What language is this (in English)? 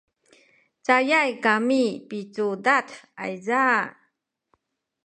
Sakizaya